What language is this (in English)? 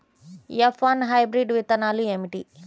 Telugu